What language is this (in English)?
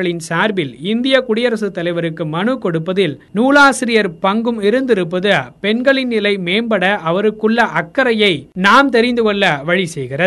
Tamil